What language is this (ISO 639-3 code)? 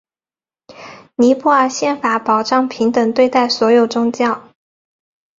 zho